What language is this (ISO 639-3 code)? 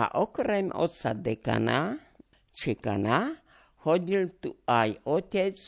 slk